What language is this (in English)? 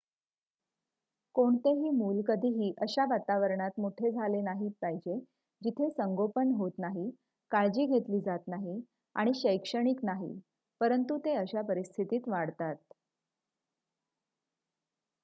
Marathi